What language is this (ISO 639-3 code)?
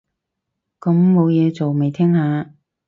yue